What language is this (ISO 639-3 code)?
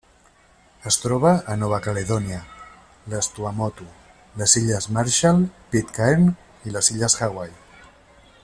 cat